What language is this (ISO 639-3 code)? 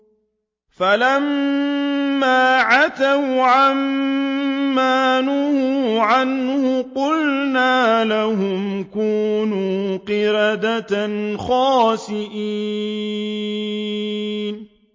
ara